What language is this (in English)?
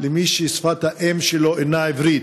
Hebrew